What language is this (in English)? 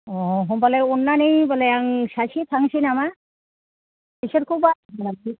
Bodo